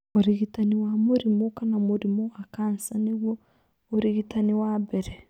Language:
Kikuyu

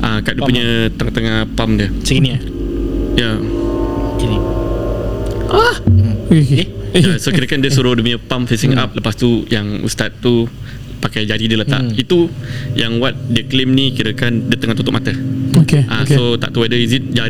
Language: Malay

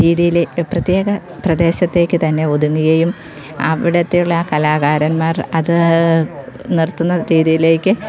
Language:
Malayalam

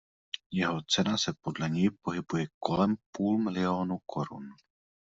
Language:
Czech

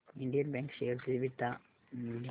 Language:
Marathi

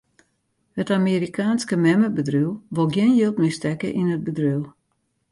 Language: Western Frisian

